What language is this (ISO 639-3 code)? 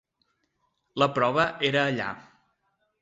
cat